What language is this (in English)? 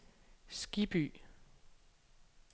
Danish